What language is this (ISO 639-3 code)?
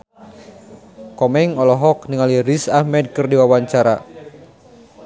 sun